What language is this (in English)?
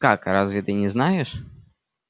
Russian